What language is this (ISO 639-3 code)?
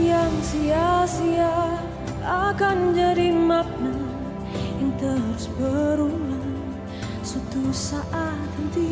ind